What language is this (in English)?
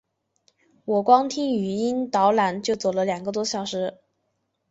Chinese